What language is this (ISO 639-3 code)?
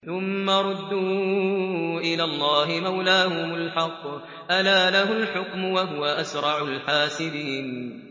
ara